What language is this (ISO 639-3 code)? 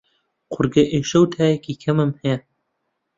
ckb